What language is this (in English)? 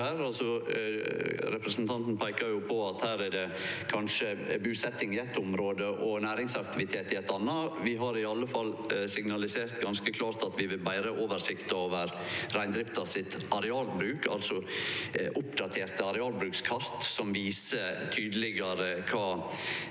Norwegian